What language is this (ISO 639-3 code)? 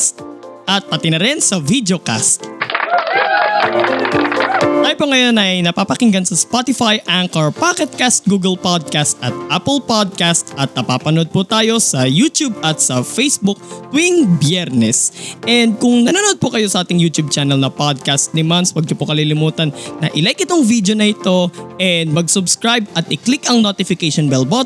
fil